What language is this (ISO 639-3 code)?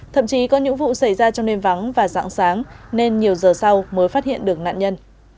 vie